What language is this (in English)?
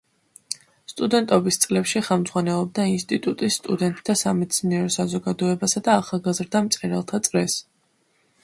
Georgian